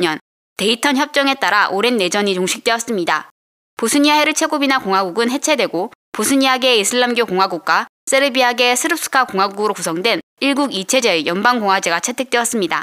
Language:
Korean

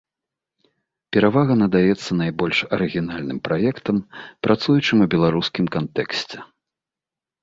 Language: Belarusian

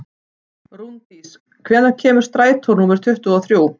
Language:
Icelandic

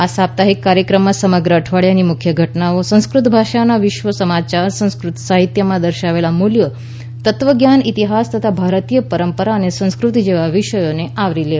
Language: Gujarati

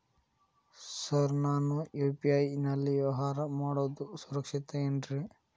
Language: Kannada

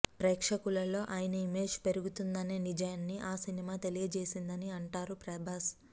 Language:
Telugu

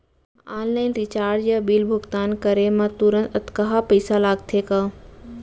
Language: Chhattisgarhi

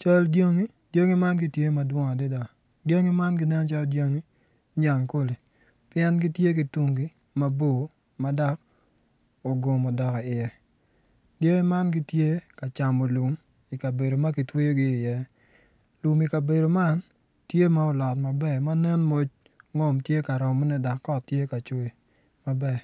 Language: Acoli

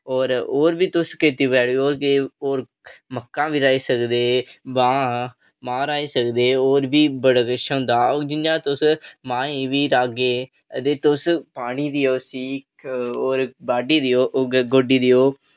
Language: Dogri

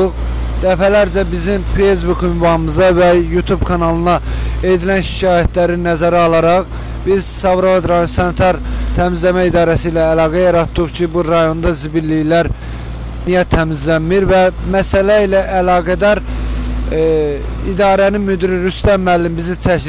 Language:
Turkish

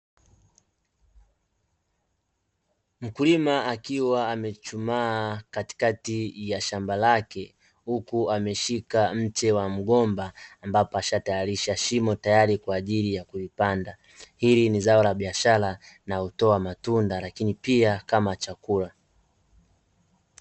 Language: Swahili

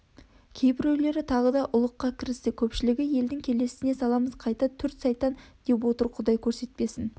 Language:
Kazakh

